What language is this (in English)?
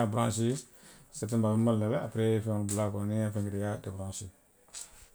Western Maninkakan